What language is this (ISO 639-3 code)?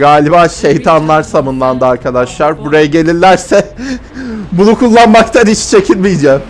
tur